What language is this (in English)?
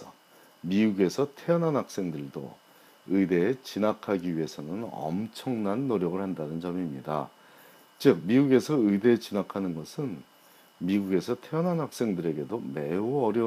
Korean